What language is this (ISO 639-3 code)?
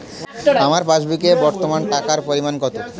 ben